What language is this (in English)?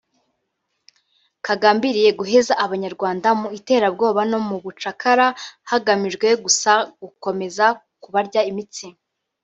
Kinyarwanda